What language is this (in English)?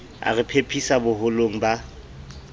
Southern Sotho